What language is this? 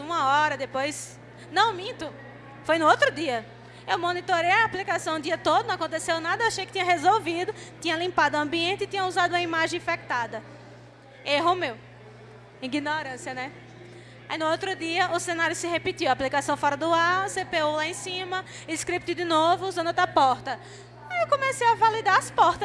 Portuguese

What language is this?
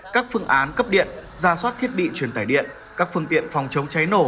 Vietnamese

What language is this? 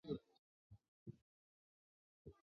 Chinese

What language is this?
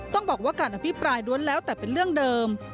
Thai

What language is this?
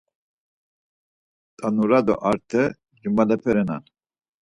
Laz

